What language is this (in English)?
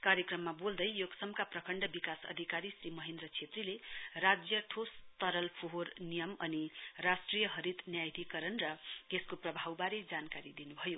Nepali